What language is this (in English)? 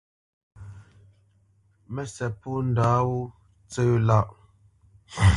Bamenyam